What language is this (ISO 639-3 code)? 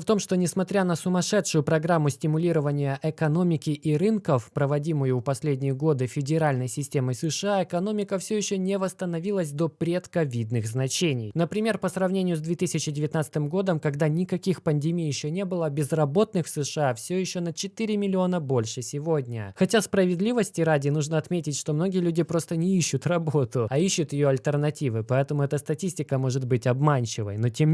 rus